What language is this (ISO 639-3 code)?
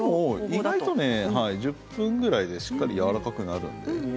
jpn